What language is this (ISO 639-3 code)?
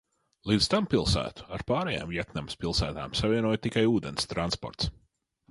lav